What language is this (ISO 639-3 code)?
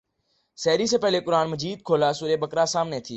urd